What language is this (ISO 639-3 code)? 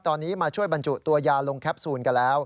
tha